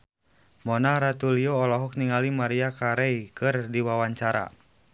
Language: Sundanese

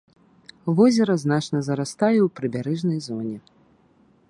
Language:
Belarusian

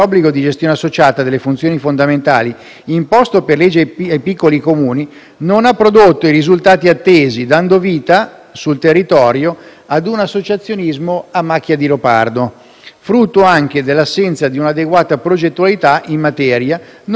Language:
Italian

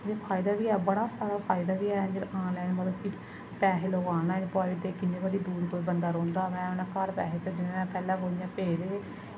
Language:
Dogri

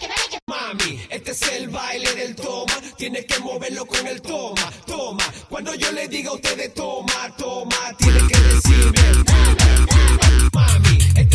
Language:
Czech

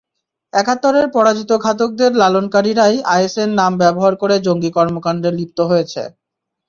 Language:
Bangla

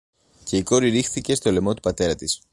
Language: Greek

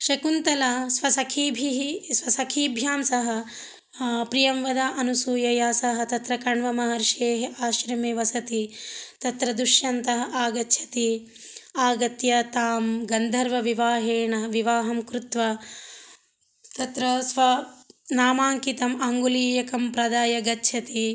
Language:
Sanskrit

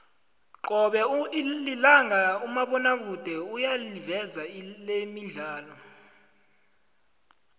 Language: South Ndebele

